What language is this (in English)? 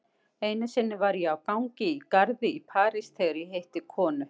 Icelandic